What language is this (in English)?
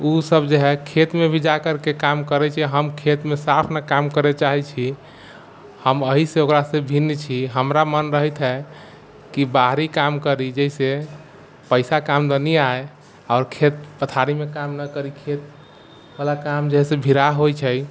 Maithili